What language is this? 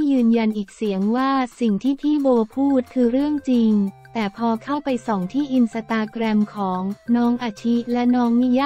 Thai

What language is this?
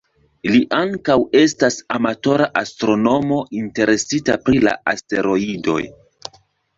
Esperanto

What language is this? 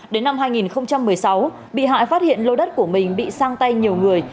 Vietnamese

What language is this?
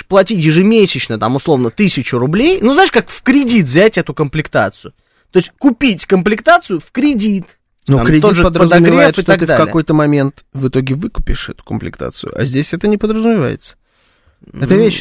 Russian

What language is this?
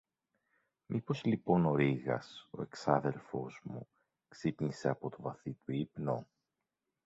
Greek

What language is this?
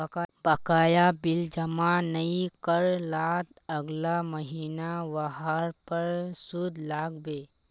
Magahi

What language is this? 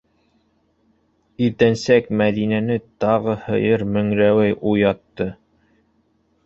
Bashkir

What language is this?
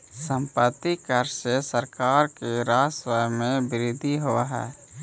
Magahi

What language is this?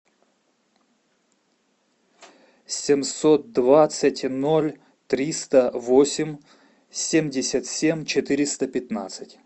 Russian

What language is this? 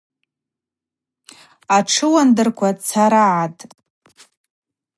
Abaza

